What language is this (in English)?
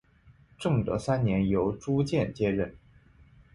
Chinese